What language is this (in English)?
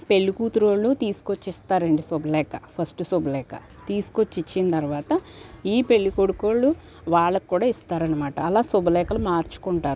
Telugu